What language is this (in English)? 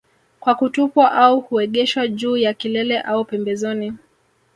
Swahili